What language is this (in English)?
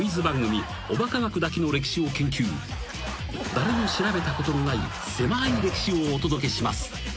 Japanese